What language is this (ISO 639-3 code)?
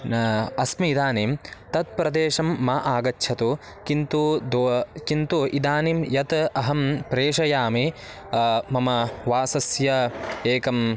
san